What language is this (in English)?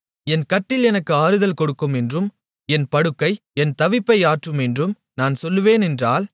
Tamil